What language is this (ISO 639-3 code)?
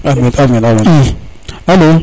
srr